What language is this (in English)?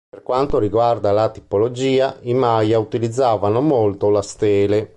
Italian